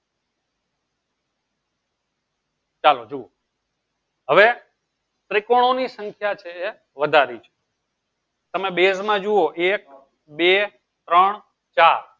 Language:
Gujarati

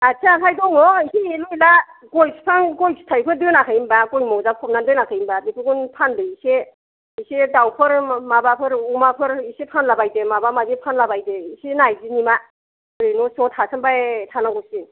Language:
Bodo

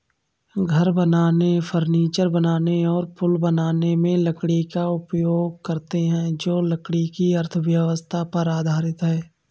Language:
Hindi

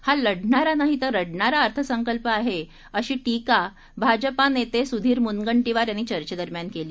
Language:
Marathi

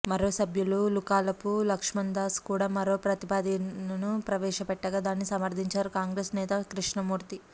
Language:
Telugu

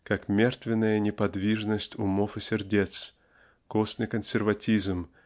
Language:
Russian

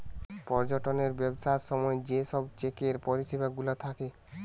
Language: Bangla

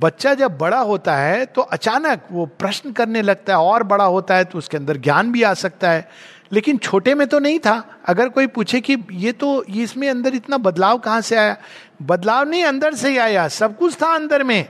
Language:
Hindi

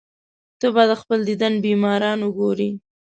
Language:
Pashto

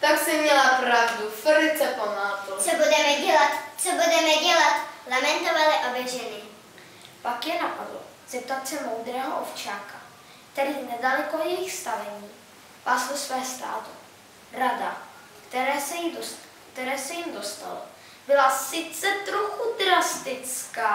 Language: Czech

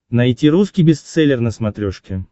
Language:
Russian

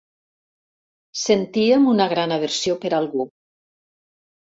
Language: Catalan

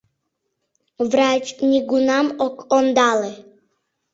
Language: Mari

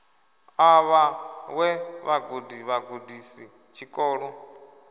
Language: Venda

